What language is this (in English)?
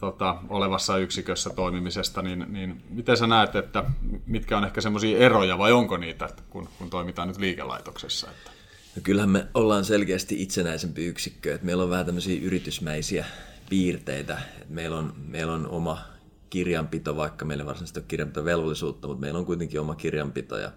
Finnish